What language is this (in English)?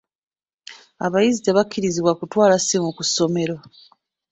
Ganda